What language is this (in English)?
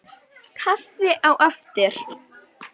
Icelandic